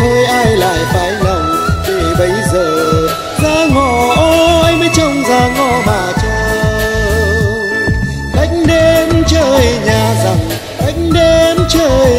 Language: Vietnamese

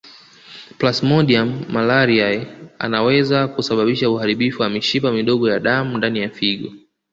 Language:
Swahili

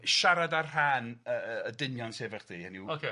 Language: Welsh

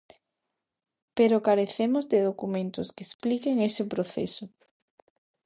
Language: Galician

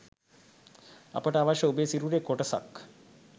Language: Sinhala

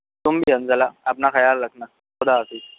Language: Urdu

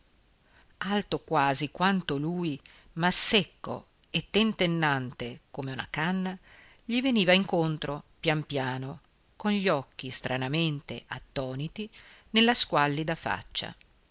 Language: Italian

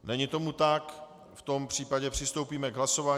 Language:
Czech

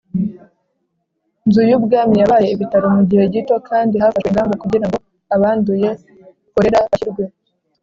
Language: Kinyarwanda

